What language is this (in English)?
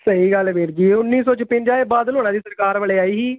Punjabi